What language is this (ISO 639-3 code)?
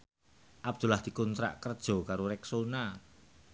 jav